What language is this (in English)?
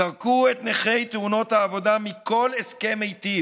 Hebrew